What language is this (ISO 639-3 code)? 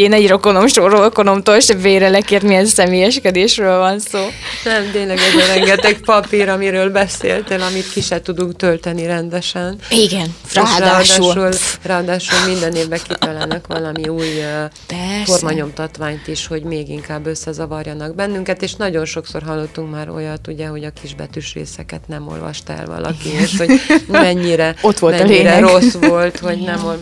hun